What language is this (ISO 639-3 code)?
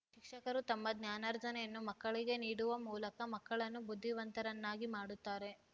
kan